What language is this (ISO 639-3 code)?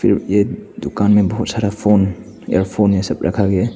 hin